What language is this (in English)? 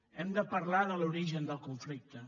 Catalan